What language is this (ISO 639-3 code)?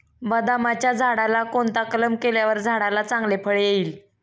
mar